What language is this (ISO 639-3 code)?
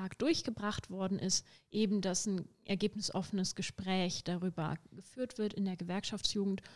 deu